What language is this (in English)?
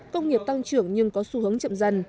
Vietnamese